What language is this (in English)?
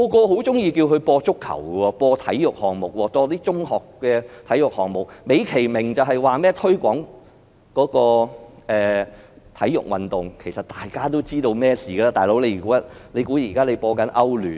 Cantonese